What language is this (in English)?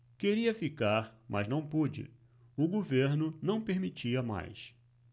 Portuguese